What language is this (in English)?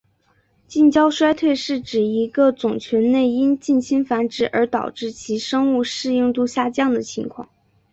Chinese